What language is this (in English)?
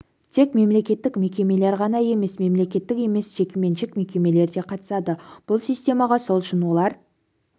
Kazakh